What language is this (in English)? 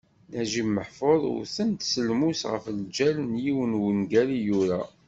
Kabyle